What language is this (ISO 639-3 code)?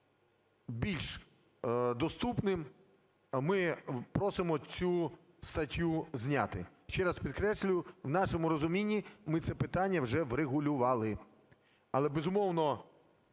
ukr